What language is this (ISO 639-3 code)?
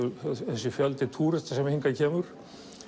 isl